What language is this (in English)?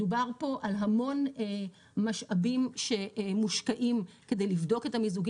Hebrew